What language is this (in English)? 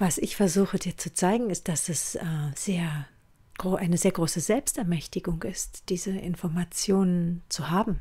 German